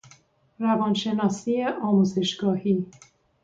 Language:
Persian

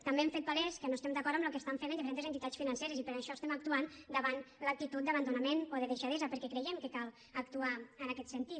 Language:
Catalan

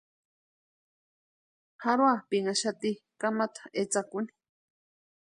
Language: Western Highland Purepecha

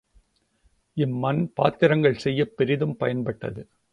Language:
Tamil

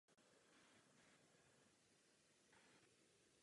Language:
Czech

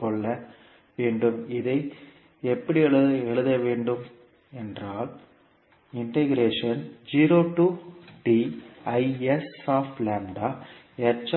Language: Tamil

